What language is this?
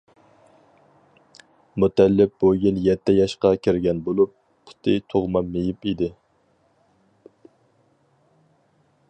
Uyghur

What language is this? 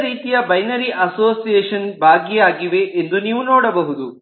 Kannada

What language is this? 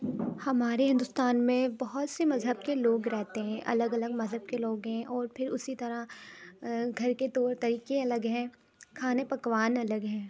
Urdu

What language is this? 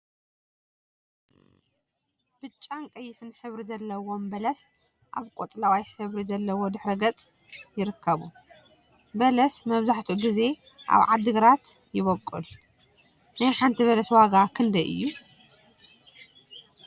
Tigrinya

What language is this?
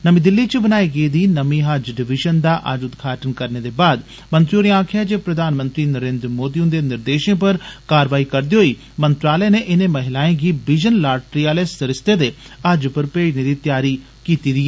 Dogri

